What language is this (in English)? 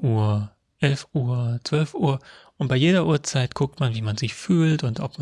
German